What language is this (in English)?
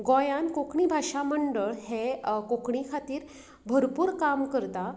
Konkani